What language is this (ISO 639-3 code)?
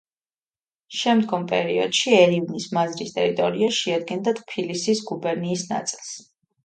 kat